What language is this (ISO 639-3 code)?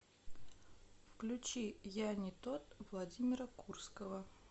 rus